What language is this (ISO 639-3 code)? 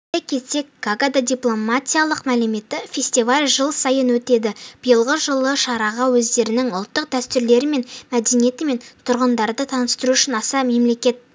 kaz